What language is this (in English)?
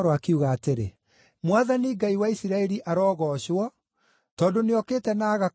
Kikuyu